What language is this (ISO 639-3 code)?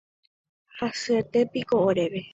grn